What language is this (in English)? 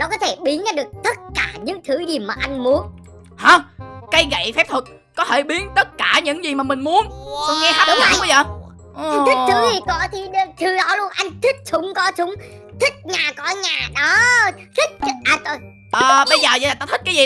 Vietnamese